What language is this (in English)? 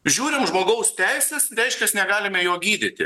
Lithuanian